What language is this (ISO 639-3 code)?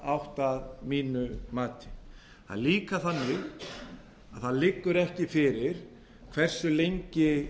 isl